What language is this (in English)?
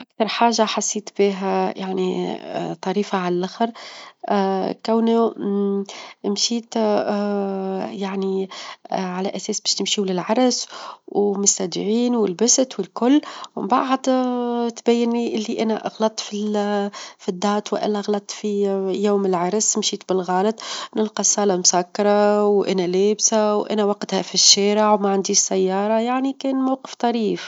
Tunisian Arabic